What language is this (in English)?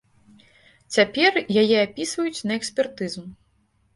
Belarusian